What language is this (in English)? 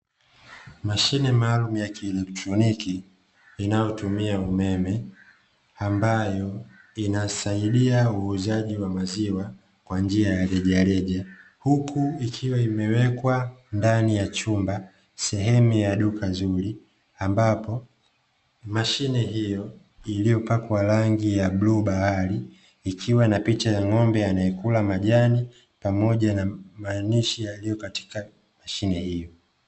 Swahili